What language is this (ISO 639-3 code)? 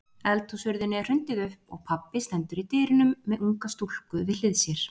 isl